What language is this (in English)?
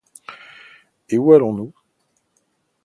French